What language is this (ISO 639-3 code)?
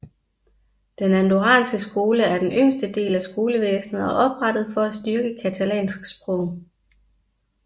dan